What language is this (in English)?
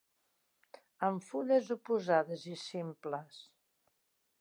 Catalan